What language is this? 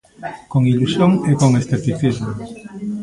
Galician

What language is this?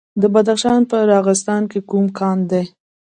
Pashto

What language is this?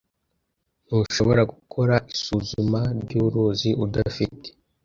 Kinyarwanda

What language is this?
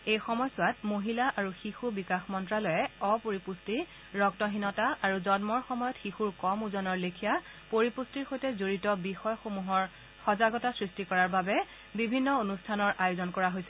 Assamese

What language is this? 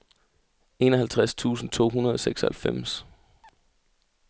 Danish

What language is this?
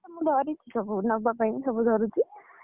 Odia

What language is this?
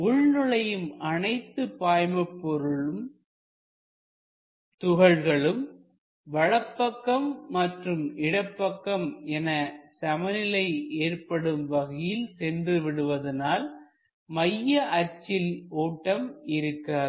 Tamil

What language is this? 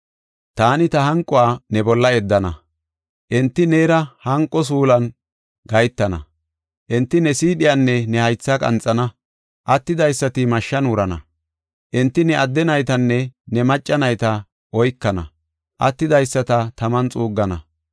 Gofa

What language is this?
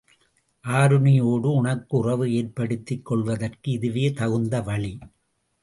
Tamil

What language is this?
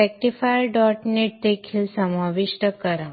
Marathi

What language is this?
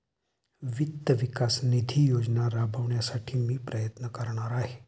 Marathi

